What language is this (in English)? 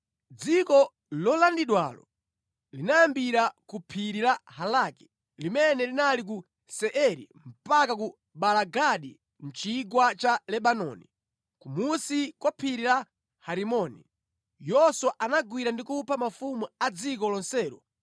Nyanja